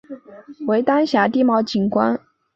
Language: Chinese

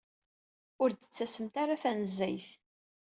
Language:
Kabyle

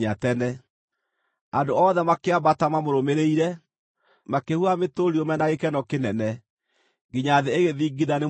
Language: Kikuyu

